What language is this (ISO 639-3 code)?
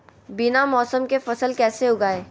mag